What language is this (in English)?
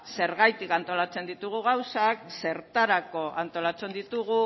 Basque